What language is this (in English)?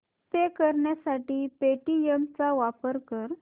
Marathi